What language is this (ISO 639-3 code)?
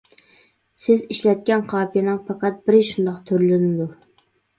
uig